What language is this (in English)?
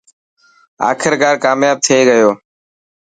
Dhatki